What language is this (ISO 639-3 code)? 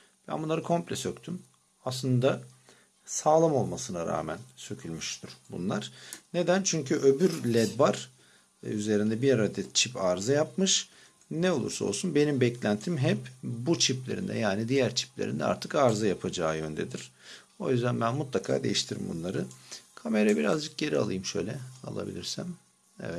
tur